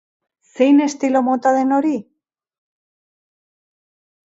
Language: Basque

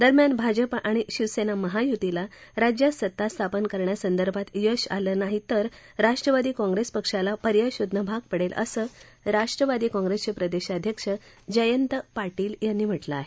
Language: Marathi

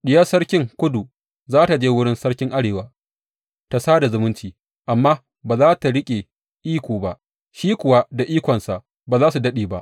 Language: Hausa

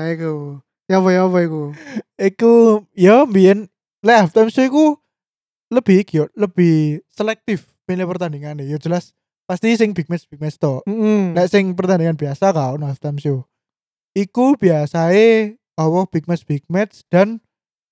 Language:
Indonesian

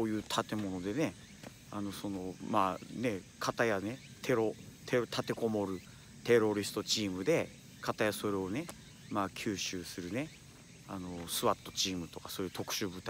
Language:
Japanese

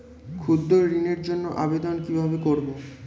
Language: Bangla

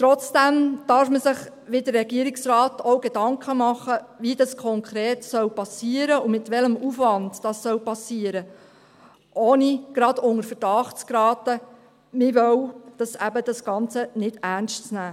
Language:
Swiss German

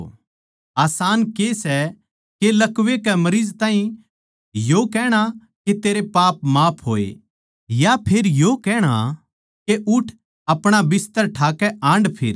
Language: Haryanvi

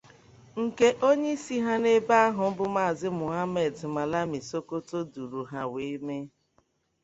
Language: Igbo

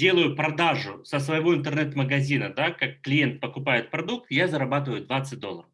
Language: Russian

